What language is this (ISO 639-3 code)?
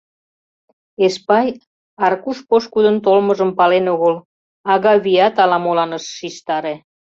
chm